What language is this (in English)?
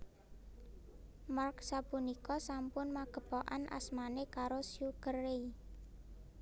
Javanese